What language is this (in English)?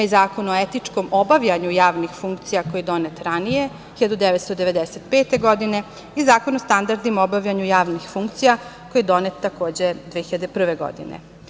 Serbian